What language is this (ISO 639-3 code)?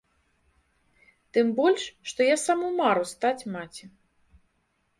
bel